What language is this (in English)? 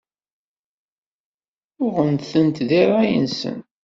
Kabyle